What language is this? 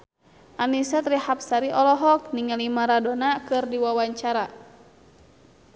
Sundanese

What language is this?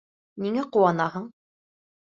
Bashkir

